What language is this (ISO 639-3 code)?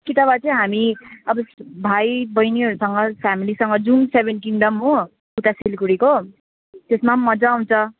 nep